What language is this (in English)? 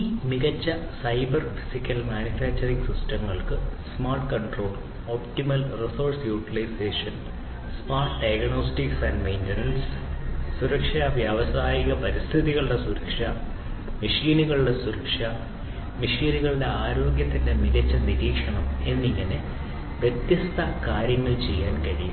Malayalam